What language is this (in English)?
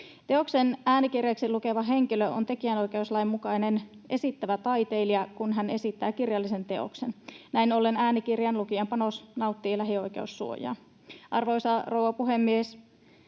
Finnish